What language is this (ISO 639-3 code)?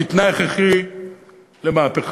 heb